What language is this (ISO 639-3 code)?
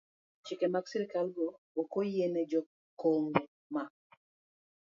luo